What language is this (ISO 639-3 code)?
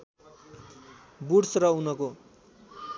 nep